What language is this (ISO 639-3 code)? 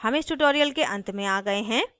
hin